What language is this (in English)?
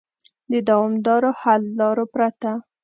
Pashto